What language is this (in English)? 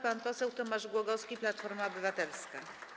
Polish